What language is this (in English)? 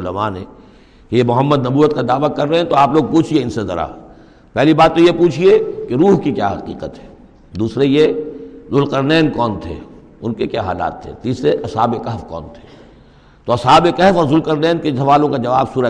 Urdu